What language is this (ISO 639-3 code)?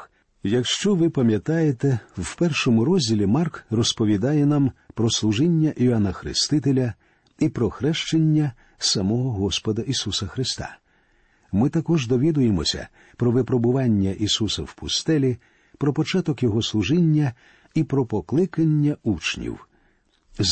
ukr